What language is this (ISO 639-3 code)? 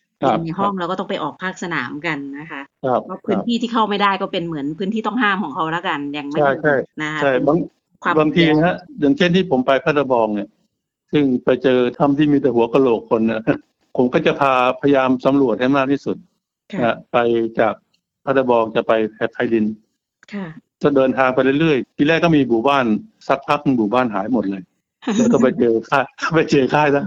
tha